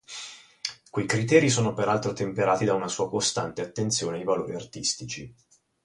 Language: Italian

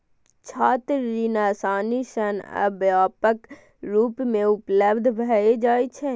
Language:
Maithili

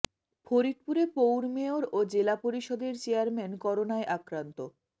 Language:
Bangla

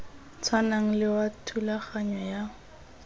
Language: Tswana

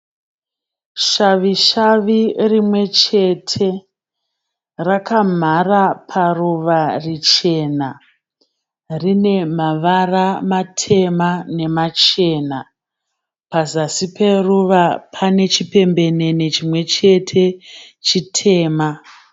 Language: Shona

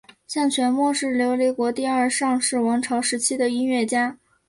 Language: Chinese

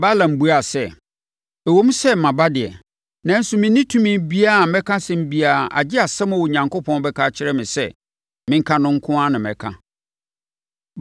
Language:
Akan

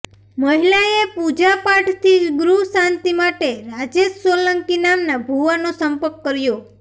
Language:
Gujarati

